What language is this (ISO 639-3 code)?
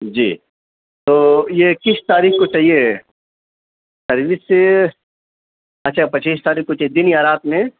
urd